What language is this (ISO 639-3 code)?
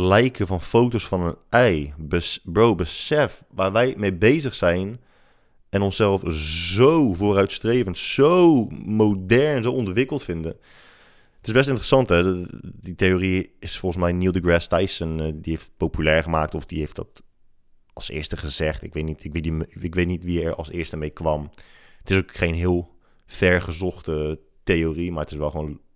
nld